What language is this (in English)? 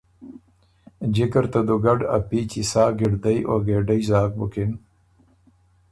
Ormuri